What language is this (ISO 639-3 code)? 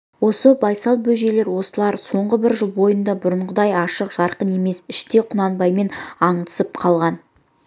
kaz